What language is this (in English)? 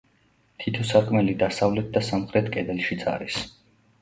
Georgian